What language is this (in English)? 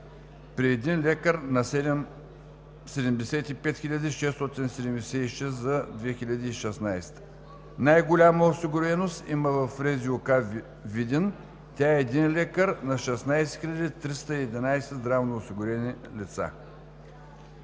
Bulgarian